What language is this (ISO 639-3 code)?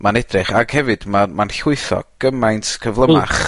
cym